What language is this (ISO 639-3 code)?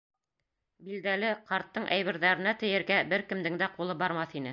bak